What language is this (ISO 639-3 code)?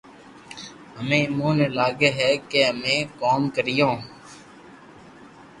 lrk